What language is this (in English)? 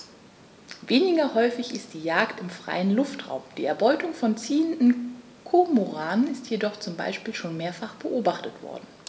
German